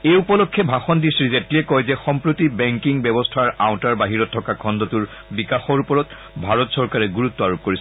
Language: Assamese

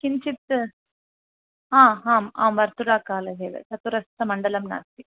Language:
Sanskrit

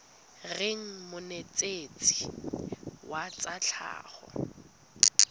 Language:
Tswana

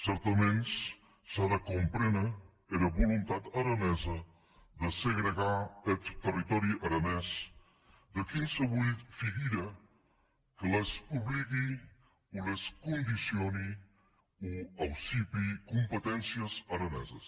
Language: Catalan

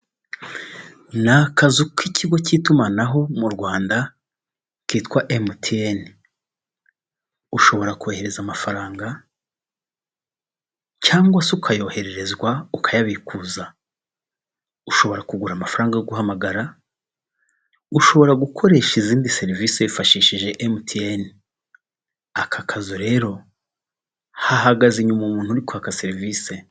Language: Kinyarwanda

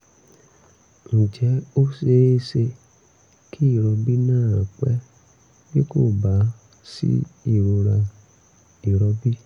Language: Yoruba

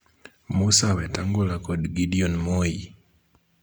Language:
Luo (Kenya and Tanzania)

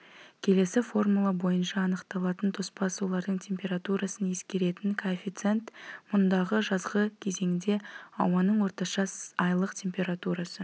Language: Kazakh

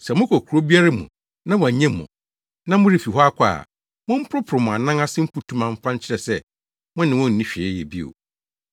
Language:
Akan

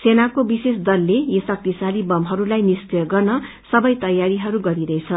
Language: Nepali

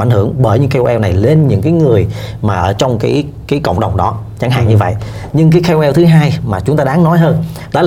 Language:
Vietnamese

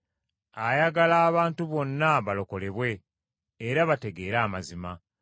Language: Ganda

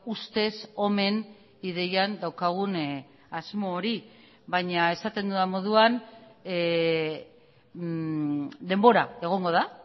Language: Basque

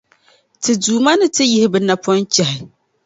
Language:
Dagbani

